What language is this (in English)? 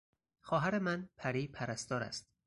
Persian